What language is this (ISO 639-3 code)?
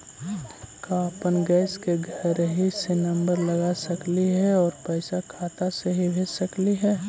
mag